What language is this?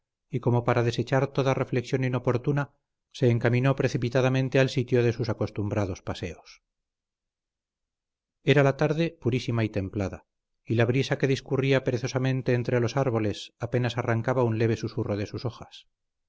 Spanish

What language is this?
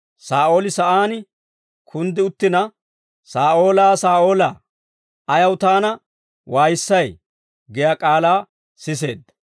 Dawro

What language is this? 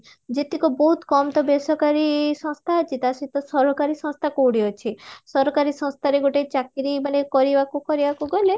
Odia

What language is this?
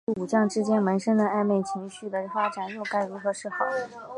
Chinese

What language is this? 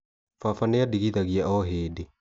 Kikuyu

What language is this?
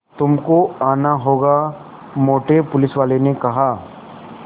Hindi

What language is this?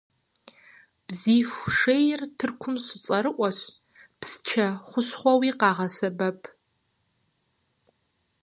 Kabardian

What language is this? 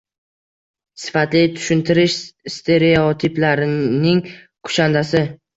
Uzbek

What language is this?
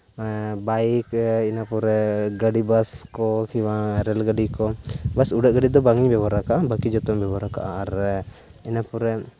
Santali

